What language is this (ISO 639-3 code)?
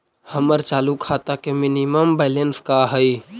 mag